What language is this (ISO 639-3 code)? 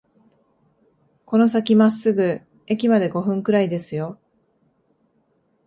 jpn